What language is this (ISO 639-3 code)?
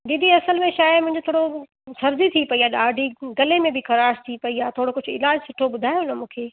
snd